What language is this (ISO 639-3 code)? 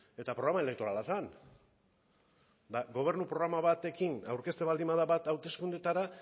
eus